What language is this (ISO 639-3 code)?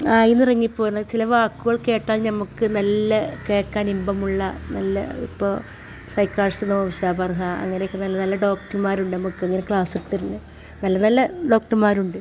mal